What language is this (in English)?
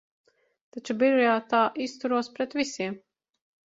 Latvian